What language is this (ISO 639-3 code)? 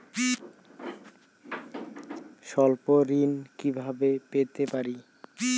ben